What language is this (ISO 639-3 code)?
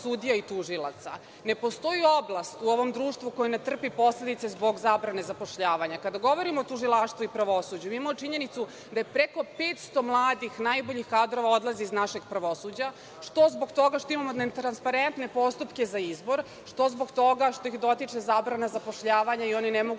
srp